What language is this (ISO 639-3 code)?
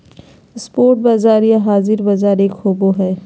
mag